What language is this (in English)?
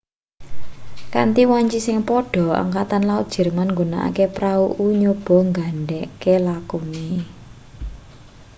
Javanese